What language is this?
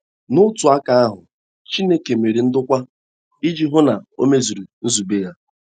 Igbo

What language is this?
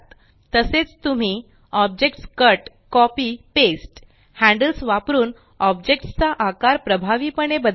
Marathi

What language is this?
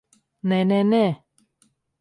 Latvian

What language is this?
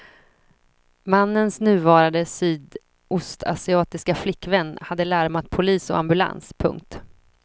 Swedish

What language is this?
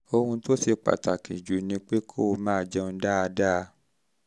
Yoruba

